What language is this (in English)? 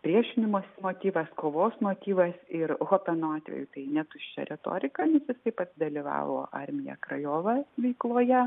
Lithuanian